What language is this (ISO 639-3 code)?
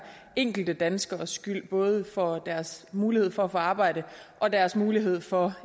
dan